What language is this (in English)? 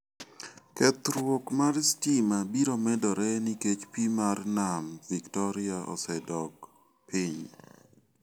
Luo (Kenya and Tanzania)